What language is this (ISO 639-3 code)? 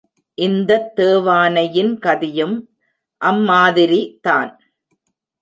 tam